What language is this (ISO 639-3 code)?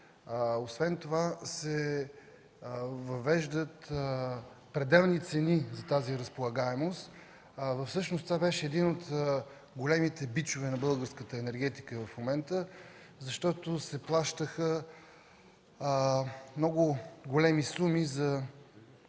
bul